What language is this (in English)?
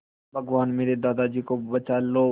Hindi